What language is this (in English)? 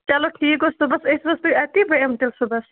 Kashmiri